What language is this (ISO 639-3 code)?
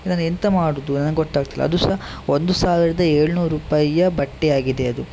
kan